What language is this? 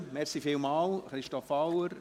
Swiss German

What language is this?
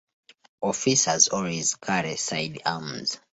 English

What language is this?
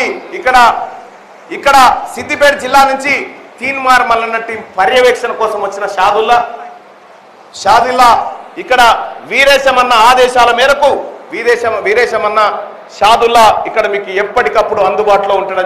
Telugu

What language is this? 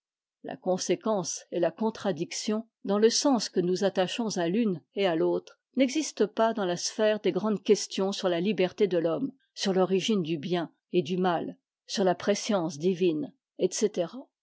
French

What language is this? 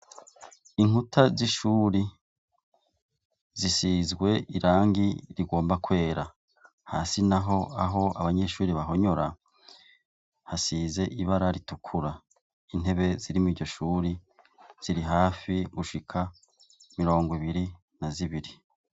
Rundi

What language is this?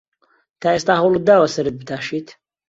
Central Kurdish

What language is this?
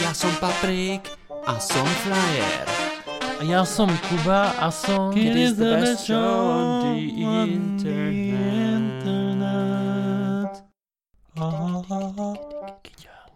Czech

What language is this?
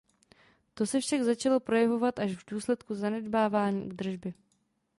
Czech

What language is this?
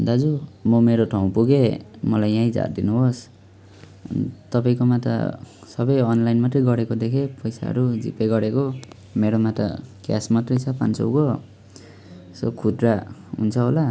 Nepali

